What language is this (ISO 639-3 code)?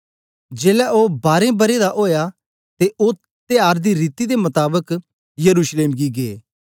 doi